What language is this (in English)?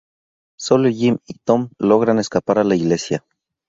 Spanish